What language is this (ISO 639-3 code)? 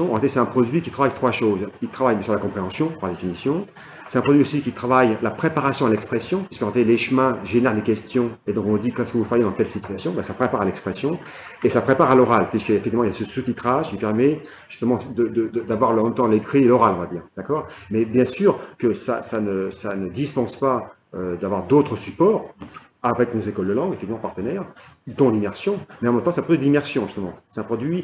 fra